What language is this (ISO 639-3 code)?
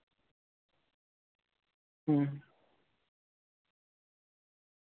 sat